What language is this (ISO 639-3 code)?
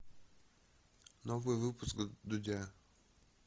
rus